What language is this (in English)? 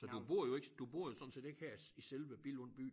Danish